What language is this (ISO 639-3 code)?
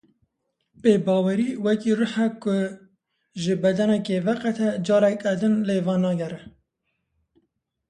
kur